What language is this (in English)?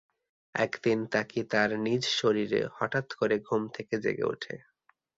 Bangla